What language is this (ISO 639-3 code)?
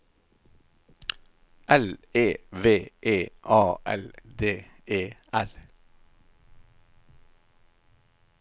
nor